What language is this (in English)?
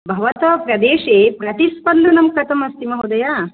Sanskrit